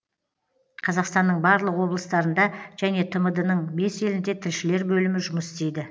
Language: Kazakh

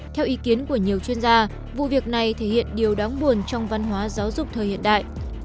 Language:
Vietnamese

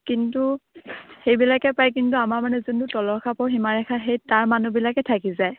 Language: Assamese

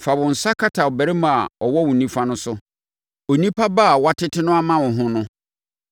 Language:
Akan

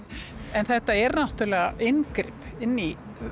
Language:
Icelandic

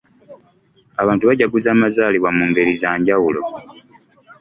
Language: Ganda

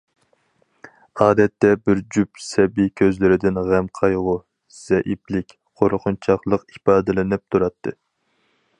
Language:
Uyghur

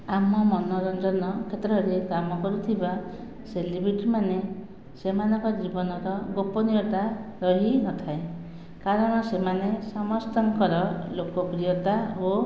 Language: Odia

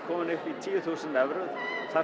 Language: Icelandic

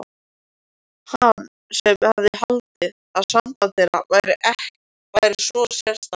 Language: Icelandic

